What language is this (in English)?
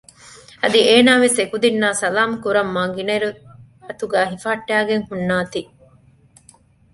Divehi